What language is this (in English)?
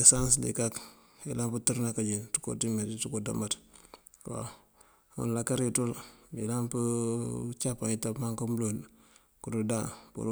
Mandjak